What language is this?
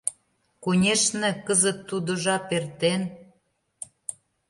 Mari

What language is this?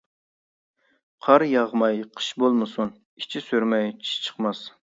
Uyghur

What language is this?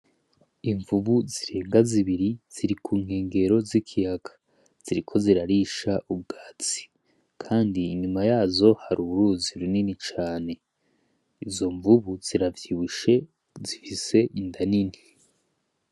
Rundi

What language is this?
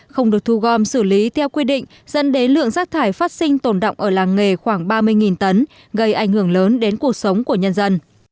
Vietnamese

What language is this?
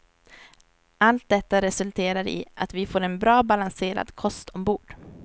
Swedish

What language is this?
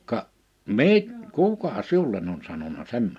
Finnish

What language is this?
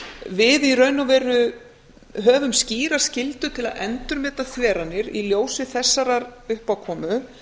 Icelandic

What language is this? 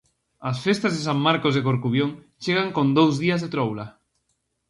Galician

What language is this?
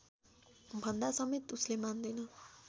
Nepali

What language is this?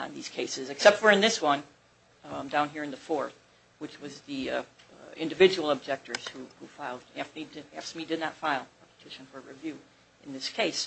English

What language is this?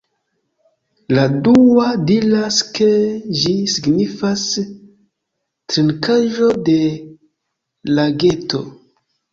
Esperanto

